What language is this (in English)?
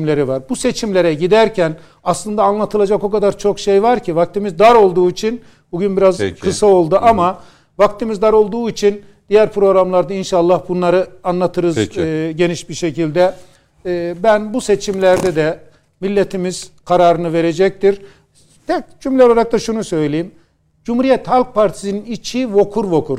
Turkish